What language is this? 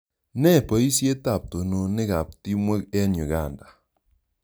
Kalenjin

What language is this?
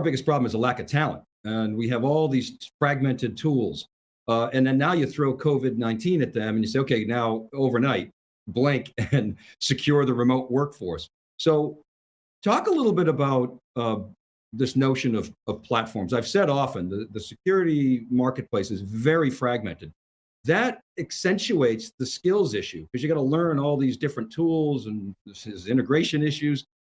English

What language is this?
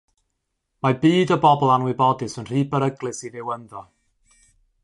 Welsh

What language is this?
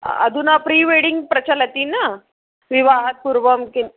Sanskrit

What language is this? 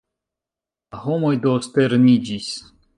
Esperanto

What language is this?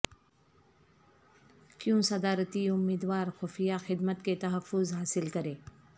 Urdu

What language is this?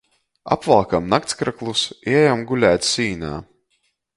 Latgalian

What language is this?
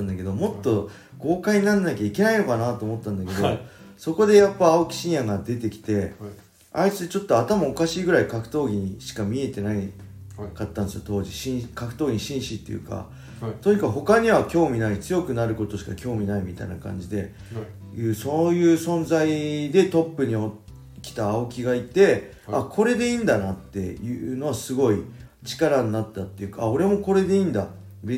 Japanese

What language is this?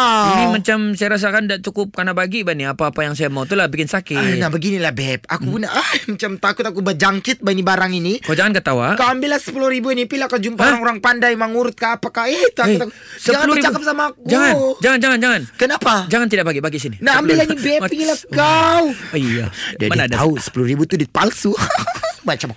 Malay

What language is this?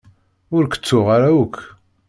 Kabyle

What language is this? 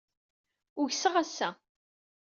Kabyle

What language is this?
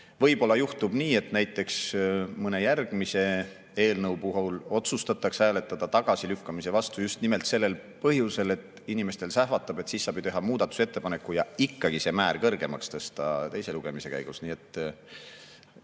Estonian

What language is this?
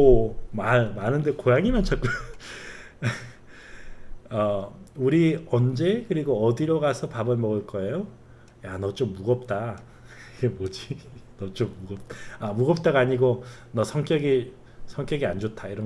Korean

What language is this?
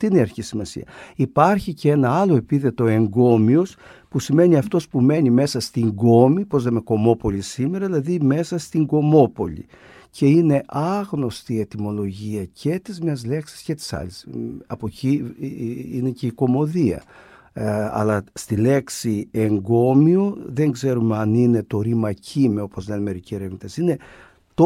Greek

